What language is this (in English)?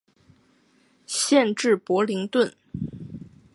Chinese